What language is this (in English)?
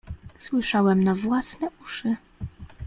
Polish